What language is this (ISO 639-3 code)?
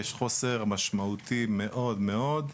heb